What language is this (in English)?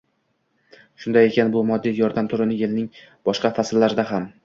Uzbek